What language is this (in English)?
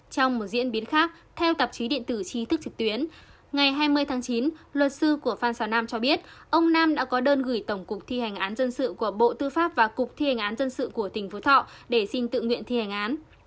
Vietnamese